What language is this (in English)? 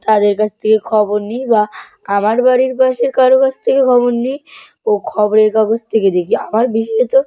Bangla